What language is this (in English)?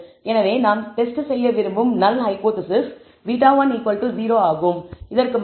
Tamil